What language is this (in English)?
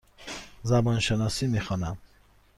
Persian